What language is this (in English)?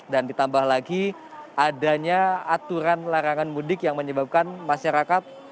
Indonesian